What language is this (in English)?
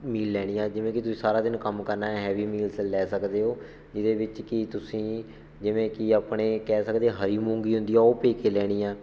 Punjabi